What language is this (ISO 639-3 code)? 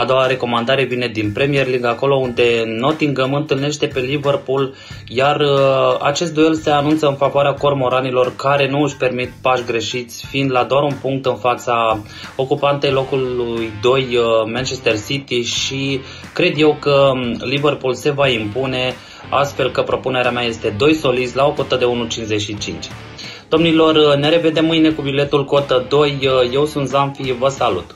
ron